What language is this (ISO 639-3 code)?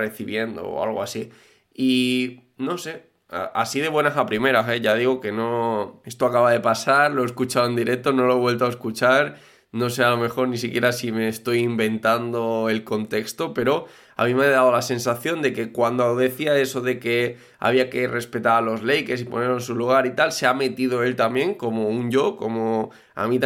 spa